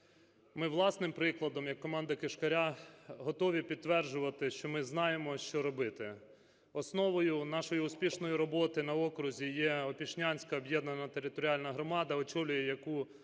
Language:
Ukrainian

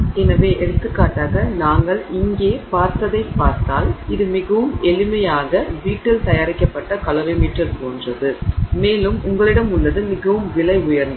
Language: Tamil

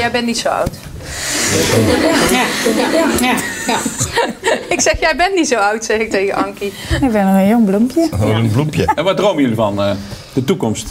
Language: Dutch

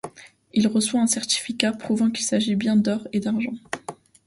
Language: French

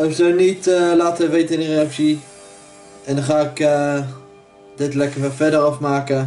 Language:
Dutch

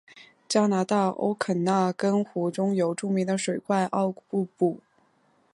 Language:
Chinese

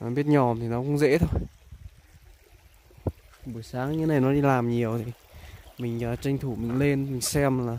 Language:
Vietnamese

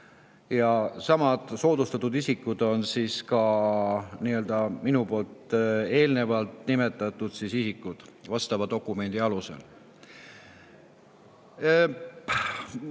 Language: Estonian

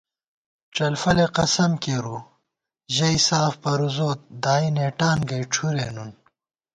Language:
Gawar-Bati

